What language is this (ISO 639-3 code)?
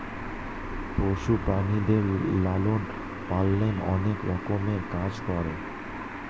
ben